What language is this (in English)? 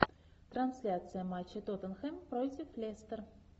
Russian